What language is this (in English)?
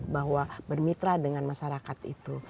Indonesian